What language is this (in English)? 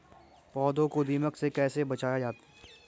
Hindi